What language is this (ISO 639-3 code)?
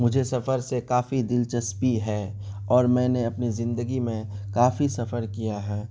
urd